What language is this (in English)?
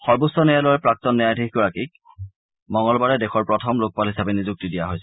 Assamese